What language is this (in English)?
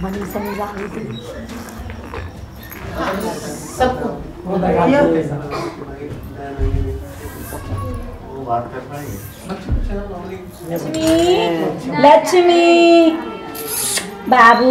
Spanish